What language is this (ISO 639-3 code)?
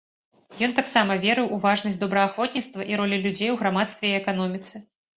bel